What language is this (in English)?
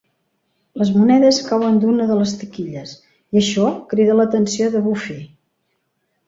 Catalan